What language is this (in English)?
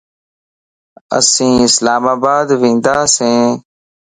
Lasi